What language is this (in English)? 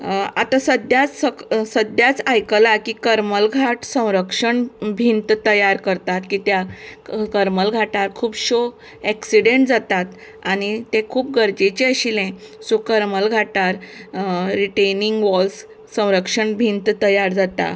Konkani